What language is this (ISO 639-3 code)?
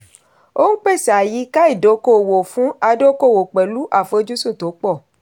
yor